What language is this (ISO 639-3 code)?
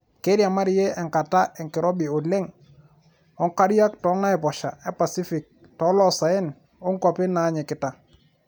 mas